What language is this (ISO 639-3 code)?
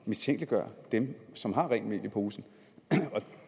dan